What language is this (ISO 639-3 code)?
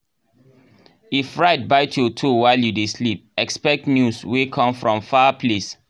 pcm